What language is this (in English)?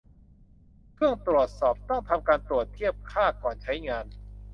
Thai